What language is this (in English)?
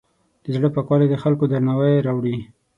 Pashto